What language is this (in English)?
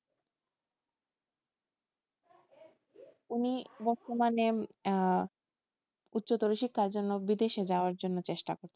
Bangla